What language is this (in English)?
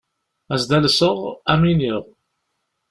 Kabyle